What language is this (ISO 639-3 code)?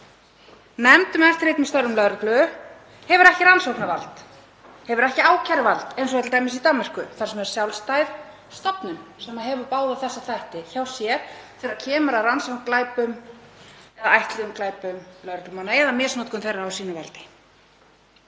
isl